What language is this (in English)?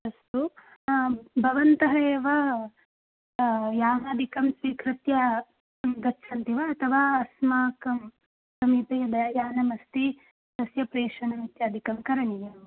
Sanskrit